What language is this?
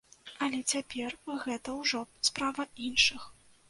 Belarusian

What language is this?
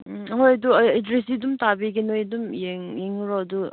Manipuri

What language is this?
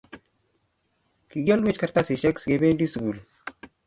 Kalenjin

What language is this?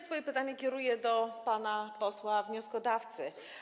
Polish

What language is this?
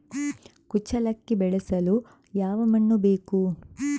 Kannada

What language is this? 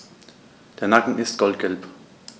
German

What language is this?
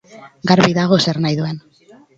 Basque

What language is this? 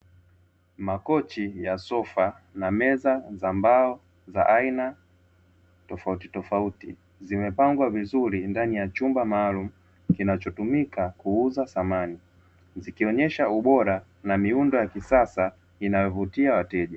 Swahili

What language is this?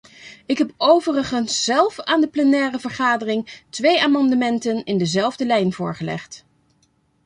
Dutch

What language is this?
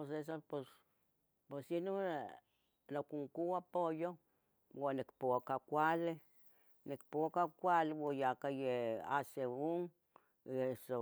Tetelcingo Nahuatl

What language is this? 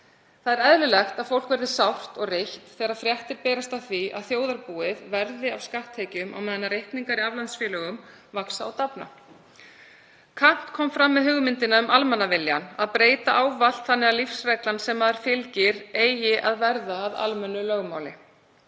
Icelandic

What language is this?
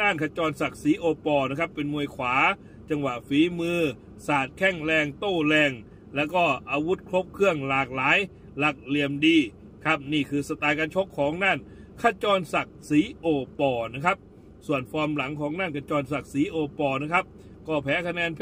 Thai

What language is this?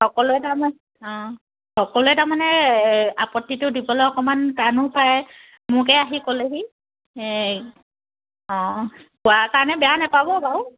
Assamese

